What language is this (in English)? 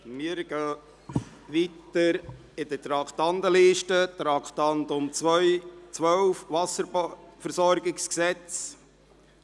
Swiss German